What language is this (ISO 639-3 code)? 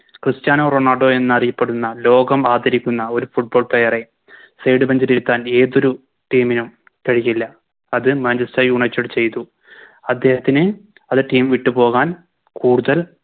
mal